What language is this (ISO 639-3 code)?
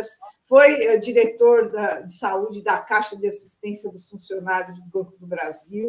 por